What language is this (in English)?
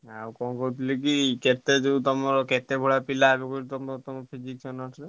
Odia